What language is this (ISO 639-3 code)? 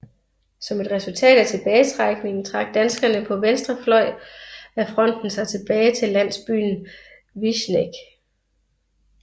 dan